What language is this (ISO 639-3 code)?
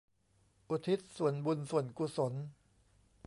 tha